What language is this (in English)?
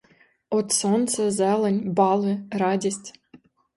Ukrainian